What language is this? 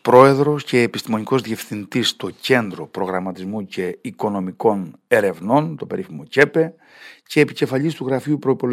Greek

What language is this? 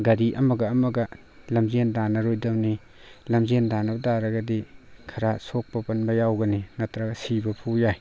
Manipuri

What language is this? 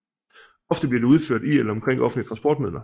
Danish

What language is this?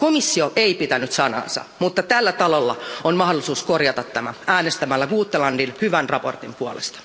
Finnish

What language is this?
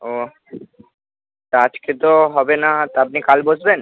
Bangla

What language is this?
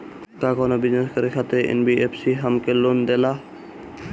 Bhojpuri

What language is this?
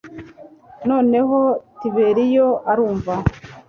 Kinyarwanda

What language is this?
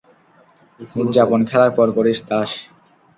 Bangla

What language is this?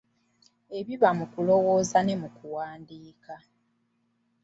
Ganda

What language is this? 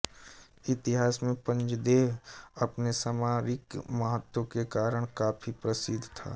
Hindi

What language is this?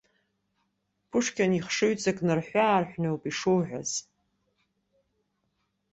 Abkhazian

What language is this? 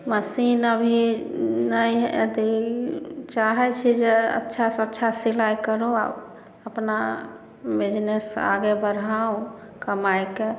Maithili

